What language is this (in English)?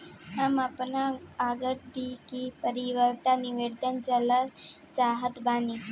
Bhojpuri